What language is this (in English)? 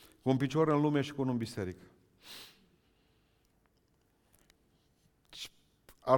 Romanian